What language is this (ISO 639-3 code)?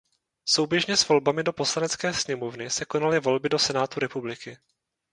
ces